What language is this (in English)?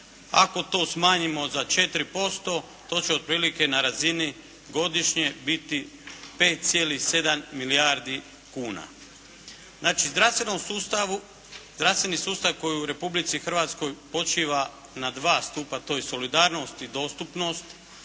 Croatian